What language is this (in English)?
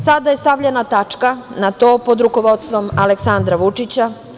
Serbian